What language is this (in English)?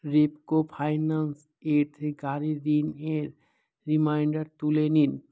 Bangla